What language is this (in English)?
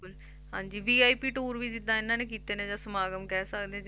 Punjabi